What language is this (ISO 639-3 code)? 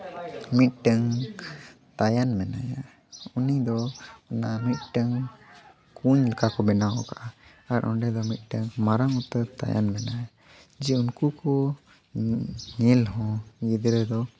sat